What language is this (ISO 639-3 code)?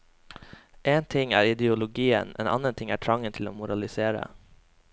nor